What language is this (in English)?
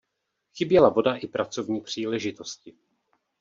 Czech